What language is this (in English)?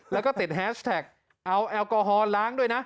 Thai